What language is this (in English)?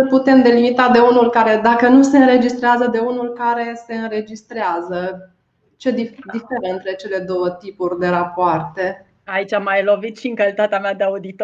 Romanian